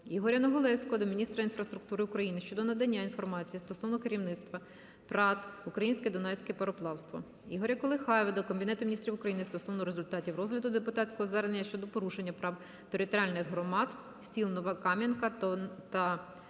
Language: Ukrainian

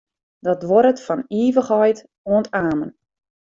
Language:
Western Frisian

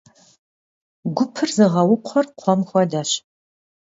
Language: Kabardian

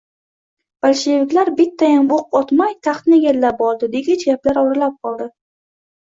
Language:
Uzbek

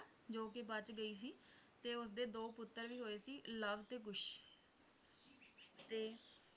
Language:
Punjabi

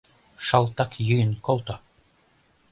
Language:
Mari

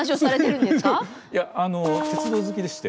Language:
Japanese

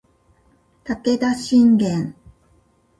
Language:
Japanese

